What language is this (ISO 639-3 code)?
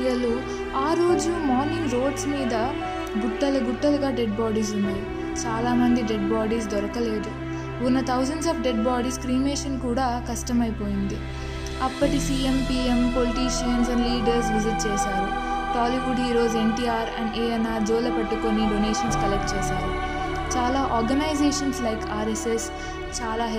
tel